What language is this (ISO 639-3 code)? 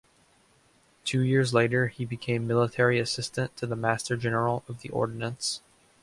eng